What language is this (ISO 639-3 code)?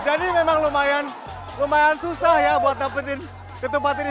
ind